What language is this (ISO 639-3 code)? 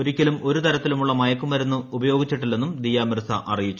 mal